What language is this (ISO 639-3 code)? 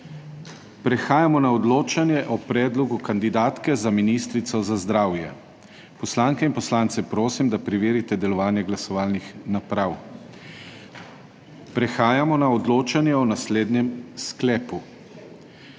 slv